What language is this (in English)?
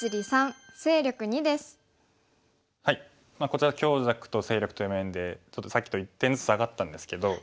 Japanese